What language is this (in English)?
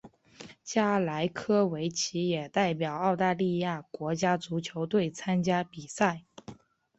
Chinese